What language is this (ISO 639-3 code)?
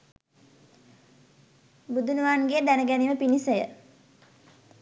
sin